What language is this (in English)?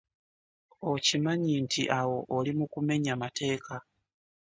Ganda